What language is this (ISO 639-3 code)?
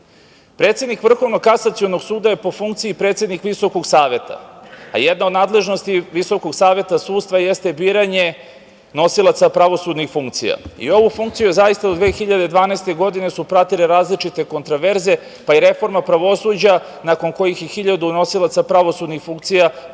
srp